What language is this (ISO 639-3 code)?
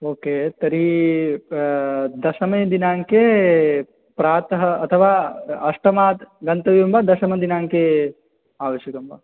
san